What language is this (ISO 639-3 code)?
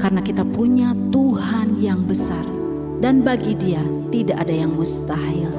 ind